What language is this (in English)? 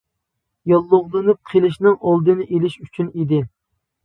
Uyghur